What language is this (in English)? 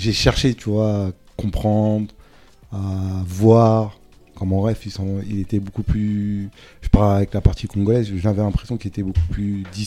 French